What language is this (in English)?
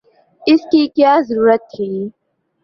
Urdu